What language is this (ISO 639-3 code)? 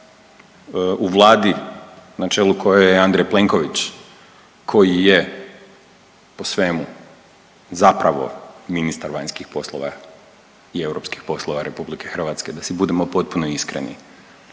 hrv